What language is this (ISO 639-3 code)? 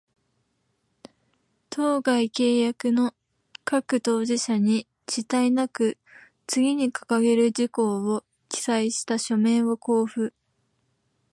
jpn